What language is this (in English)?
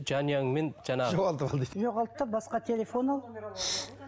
Kazakh